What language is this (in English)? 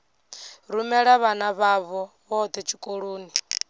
Venda